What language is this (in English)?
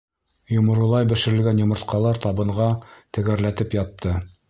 Bashkir